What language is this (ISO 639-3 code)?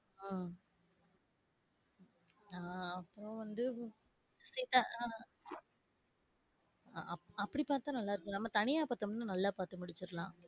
tam